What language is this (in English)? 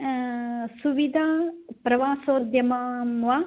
Sanskrit